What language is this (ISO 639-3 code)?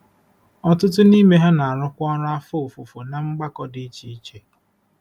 ibo